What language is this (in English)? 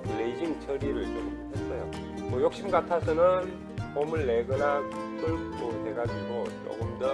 Korean